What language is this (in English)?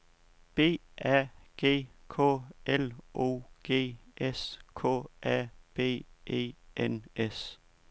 Danish